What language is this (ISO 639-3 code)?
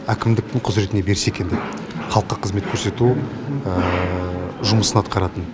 kaz